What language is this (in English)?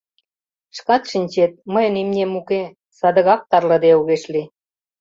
Mari